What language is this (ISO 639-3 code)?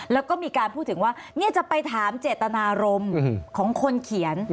tha